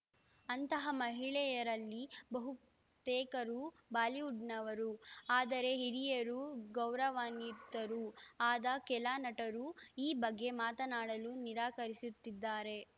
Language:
Kannada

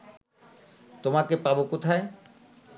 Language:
Bangla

